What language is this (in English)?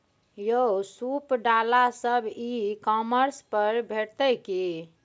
Maithili